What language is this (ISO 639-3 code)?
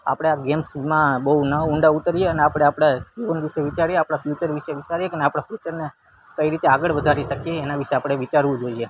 guj